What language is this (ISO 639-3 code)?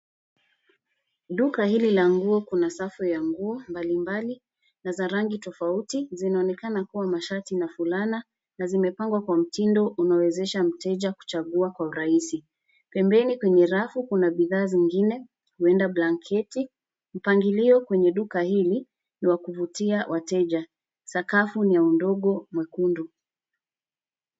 swa